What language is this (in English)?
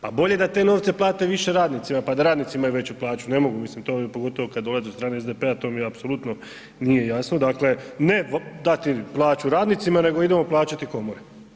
Croatian